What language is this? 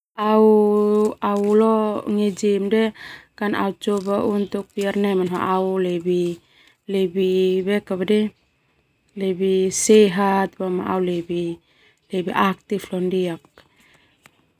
Termanu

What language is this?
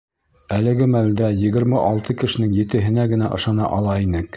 Bashkir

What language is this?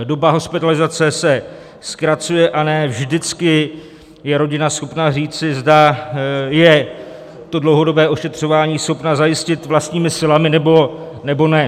Czech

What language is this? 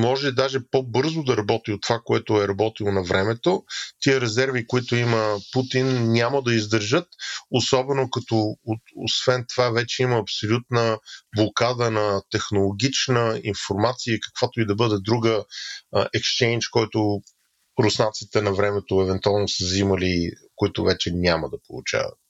Bulgarian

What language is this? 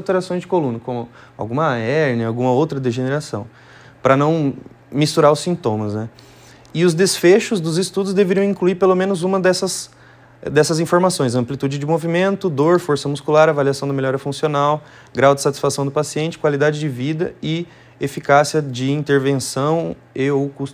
Portuguese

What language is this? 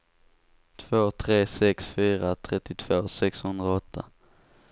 Swedish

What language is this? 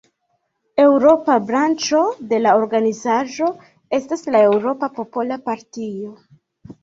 Esperanto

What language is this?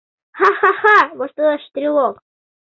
Mari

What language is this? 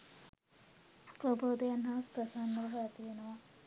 Sinhala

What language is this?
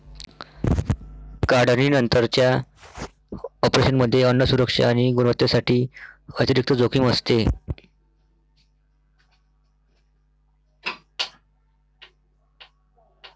Marathi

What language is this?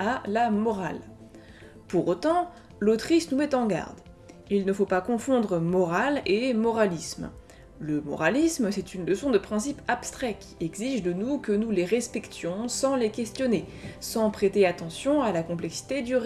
French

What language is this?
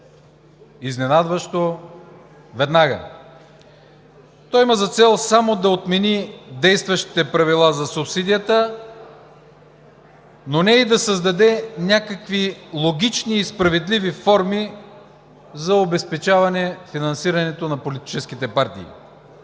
Bulgarian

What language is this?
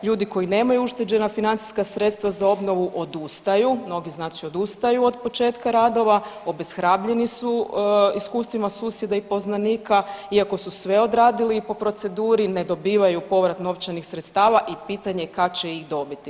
Croatian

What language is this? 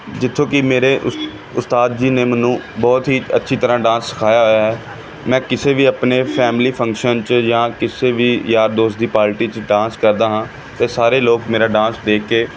Punjabi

